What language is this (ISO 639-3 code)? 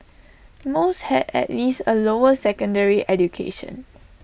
eng